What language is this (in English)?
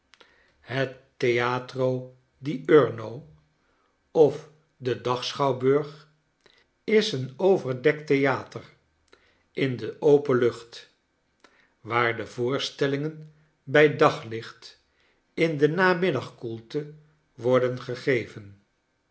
Dutch